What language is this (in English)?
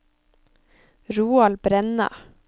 Norwegian